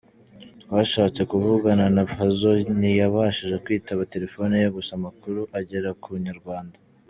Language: Kinyarwanda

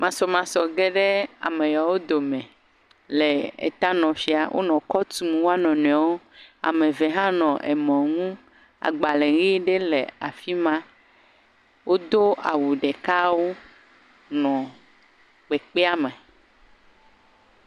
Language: Ewe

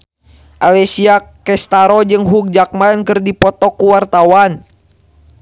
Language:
Sundanese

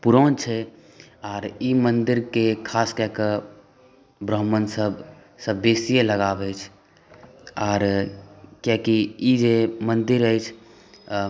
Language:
Maithili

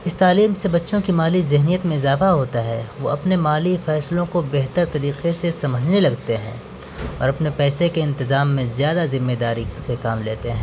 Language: Urdu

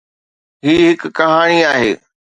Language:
Sindhi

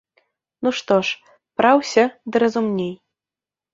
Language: Belarusian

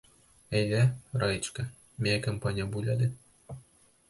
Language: Bashkir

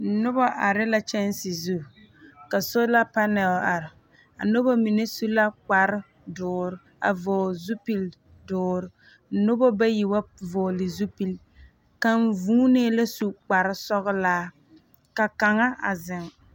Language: Southern Dagaare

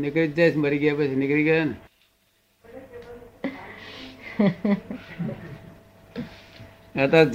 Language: Gujarati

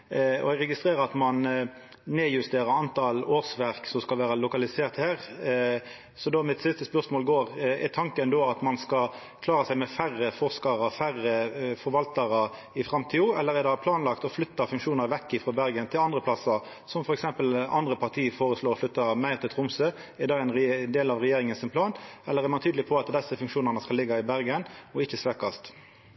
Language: Norwegian Nynorsk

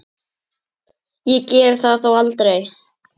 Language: Icelandic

